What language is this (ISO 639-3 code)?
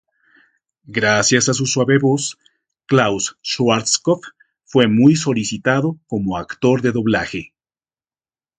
spa